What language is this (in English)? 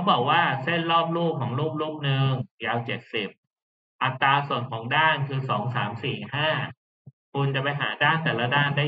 Thai